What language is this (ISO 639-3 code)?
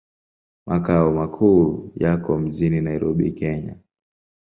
swa